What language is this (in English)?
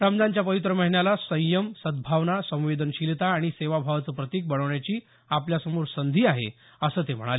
Marathi